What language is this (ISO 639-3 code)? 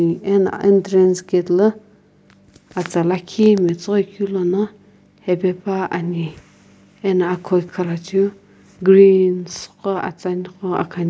nsm